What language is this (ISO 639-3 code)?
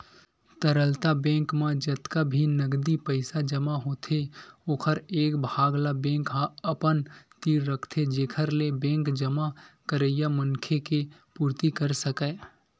hne